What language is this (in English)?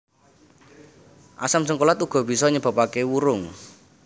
Javanese